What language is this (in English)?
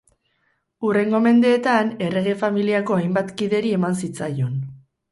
Basque